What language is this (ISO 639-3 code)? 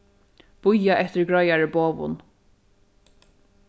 fao